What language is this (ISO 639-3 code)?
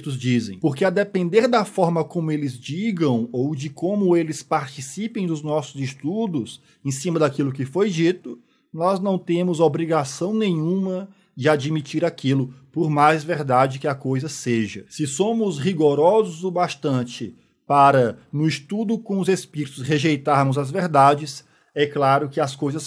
por